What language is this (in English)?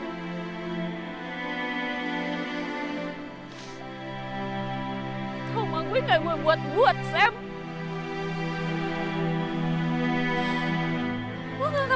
Indonesian